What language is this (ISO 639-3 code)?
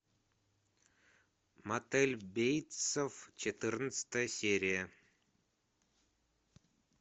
rus